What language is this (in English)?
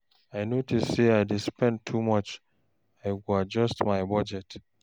Nigerian Pidgin